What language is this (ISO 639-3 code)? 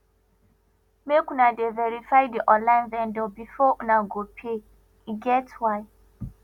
pcm